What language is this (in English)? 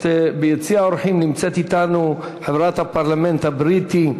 Hebrew